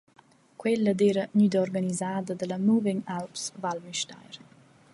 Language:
Romansh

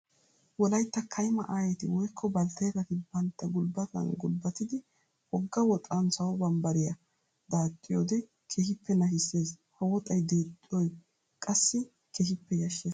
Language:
Wolaytta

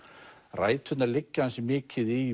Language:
Icelandic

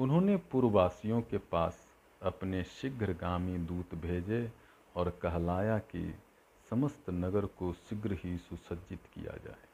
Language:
Hindi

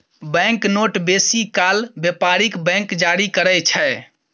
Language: Maithili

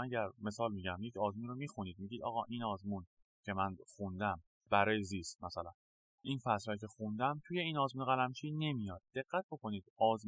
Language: Persian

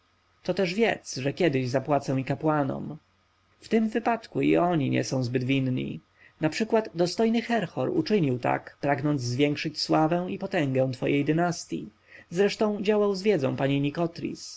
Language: Polish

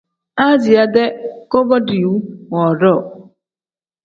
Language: Tem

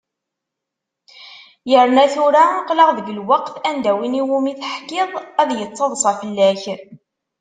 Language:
Kabyle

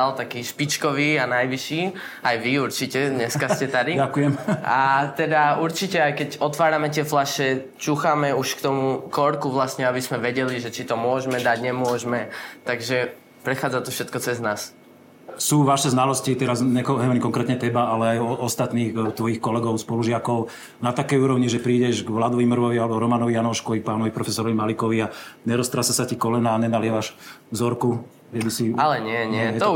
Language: Slovak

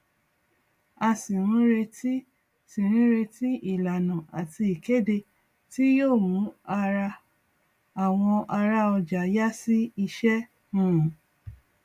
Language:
Yoruba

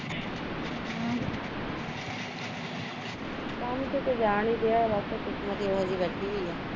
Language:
Punjabi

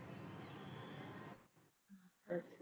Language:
Punjabi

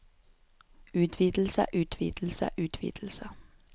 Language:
Norwegian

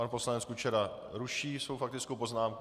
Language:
Czech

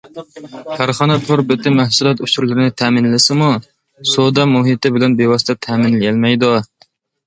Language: Uyghur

